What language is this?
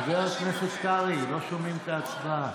Hebrew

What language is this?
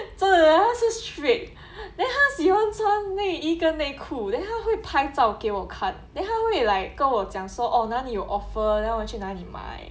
English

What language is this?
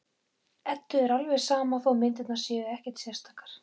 Icelandic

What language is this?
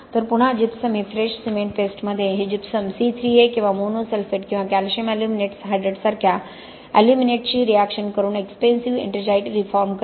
Marathi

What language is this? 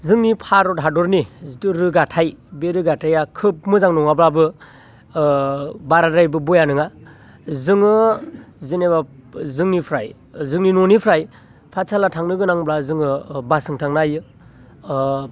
Bodo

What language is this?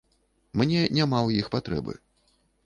Belarusian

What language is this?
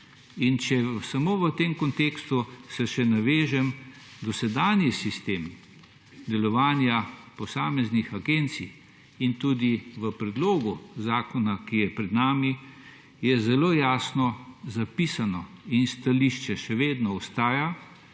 Slovenian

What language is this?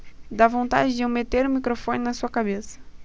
Portuguese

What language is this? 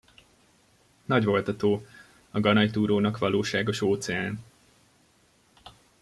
Hungarian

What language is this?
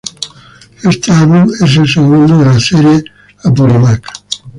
Spanish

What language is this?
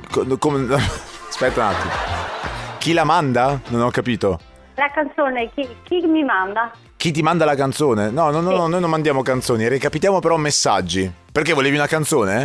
Italian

